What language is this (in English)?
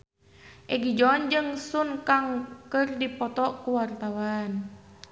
Sundanese